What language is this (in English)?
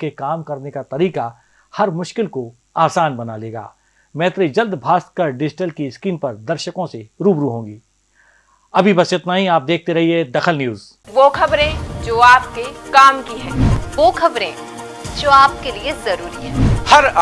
Hindi